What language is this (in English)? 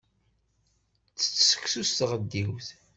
Kabyle